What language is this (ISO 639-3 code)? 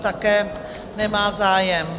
ces